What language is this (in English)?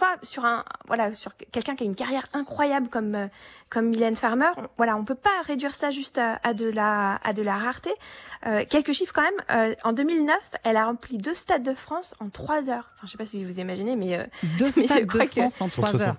French